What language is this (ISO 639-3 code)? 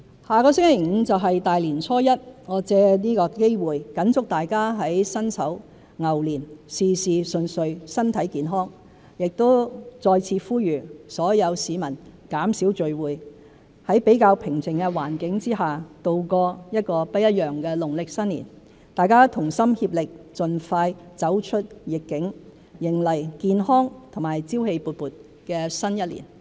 yue